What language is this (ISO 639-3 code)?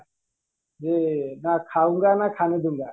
ori